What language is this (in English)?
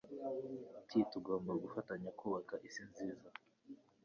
Kinyarwanda